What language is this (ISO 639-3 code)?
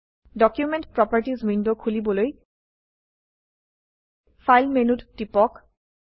asm